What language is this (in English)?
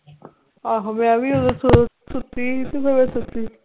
Punjabi